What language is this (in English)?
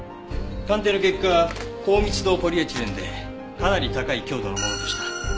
Japanese